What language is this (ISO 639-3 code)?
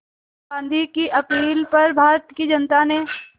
hin